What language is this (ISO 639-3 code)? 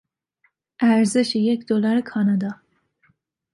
fas